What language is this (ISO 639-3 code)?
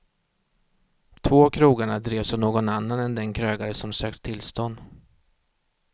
swe